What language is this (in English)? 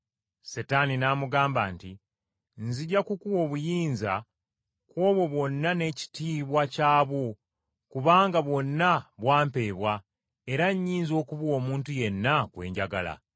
Ganda